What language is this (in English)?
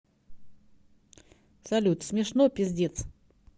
Russian